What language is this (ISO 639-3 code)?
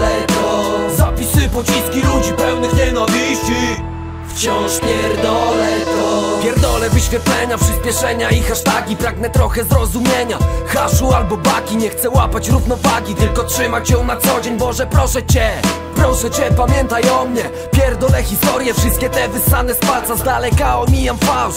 pol